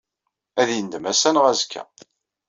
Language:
Kabyle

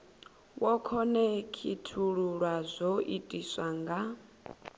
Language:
Venda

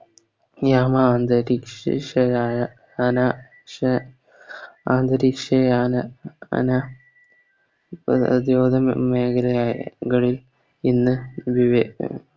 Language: Malayalam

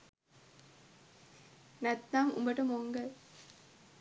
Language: Sinhala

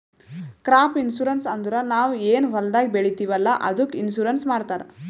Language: Kannada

